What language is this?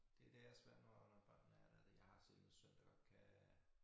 Danish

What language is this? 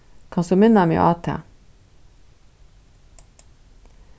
Faroese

